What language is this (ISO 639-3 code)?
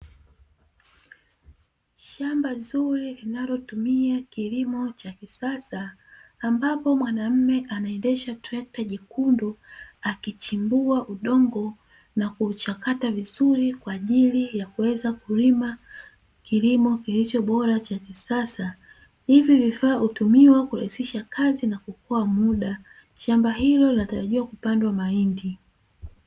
swa